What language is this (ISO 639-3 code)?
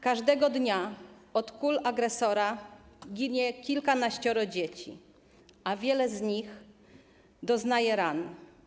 pol